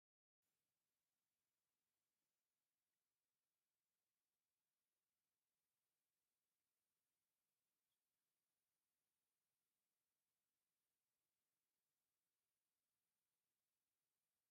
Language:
Tigrinya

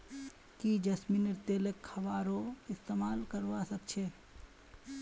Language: Magahi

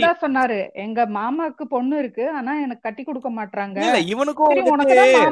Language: Tamil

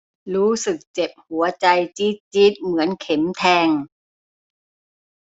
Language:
Thai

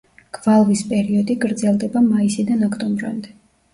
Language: Georgian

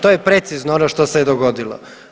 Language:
Croatian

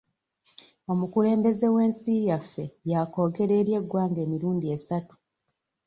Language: Ganda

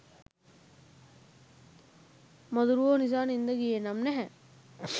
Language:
Sinhala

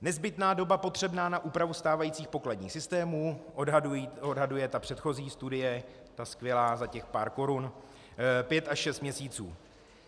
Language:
Czech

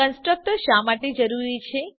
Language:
Gujarati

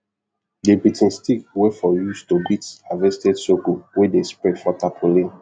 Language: Nigerian Pidgin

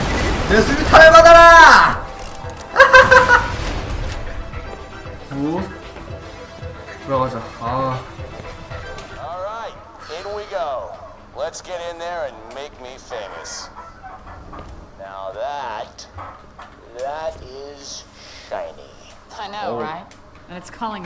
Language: Korean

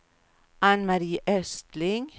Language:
Swedish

